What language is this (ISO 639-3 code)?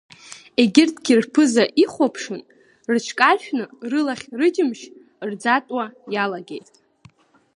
abk